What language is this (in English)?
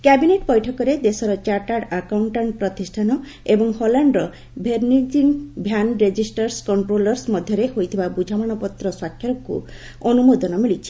Odia